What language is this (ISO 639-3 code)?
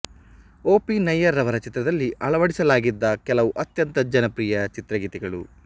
kan